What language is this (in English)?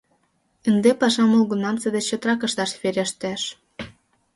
Mari